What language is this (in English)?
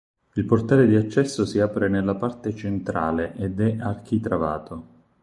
Italian